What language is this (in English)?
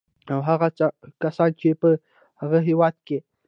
Pashto